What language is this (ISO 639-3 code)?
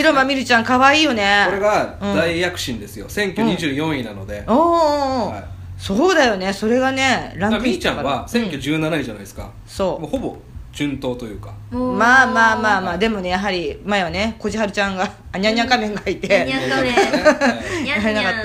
jpn